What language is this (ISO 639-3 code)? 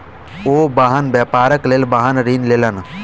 mai